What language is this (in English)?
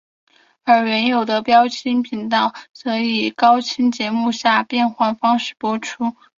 Chinese